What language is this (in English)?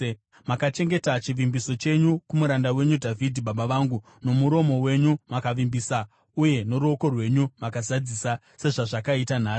Shona